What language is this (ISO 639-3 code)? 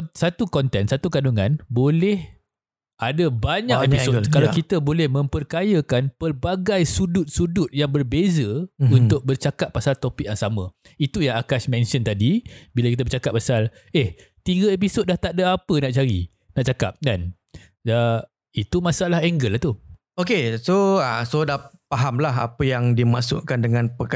msa